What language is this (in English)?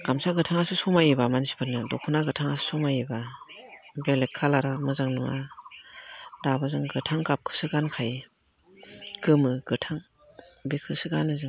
Bodo